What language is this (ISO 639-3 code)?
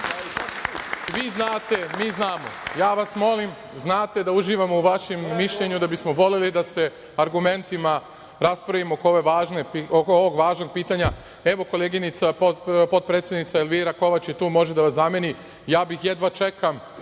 srp